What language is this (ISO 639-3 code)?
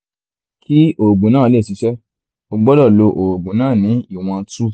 yor